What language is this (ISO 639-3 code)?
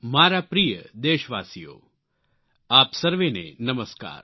guj